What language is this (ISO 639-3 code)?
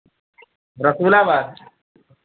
hin